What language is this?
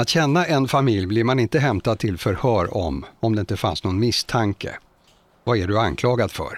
Swedish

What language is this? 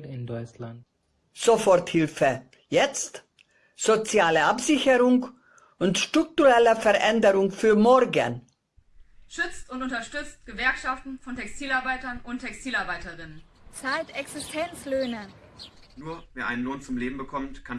German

